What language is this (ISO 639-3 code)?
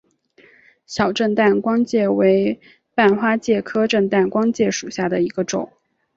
zho